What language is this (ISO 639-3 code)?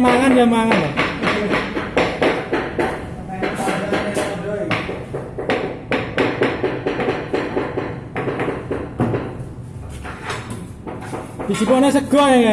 ind